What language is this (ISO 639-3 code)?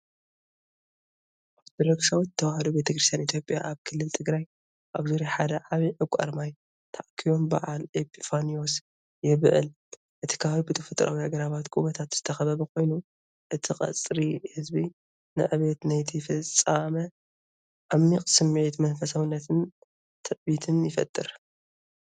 tir